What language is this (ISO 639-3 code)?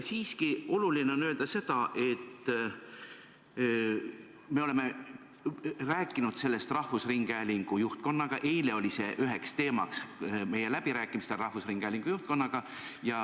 est